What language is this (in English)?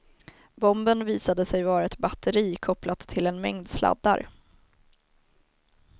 Swedish